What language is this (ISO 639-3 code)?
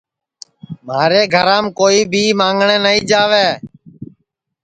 ssi